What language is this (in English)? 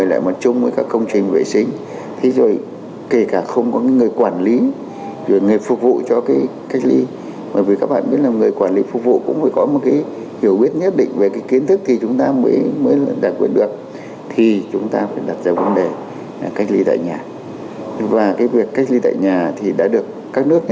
Vietnamese